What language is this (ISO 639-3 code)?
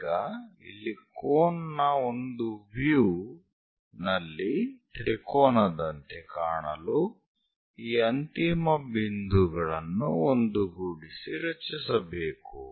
kan